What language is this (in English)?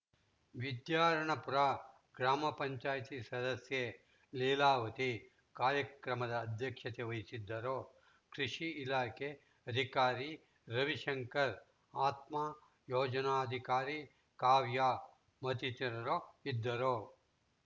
Kannada